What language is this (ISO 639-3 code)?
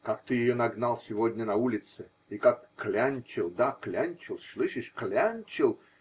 rus